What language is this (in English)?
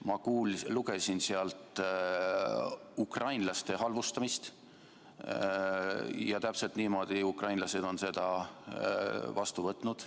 Estonian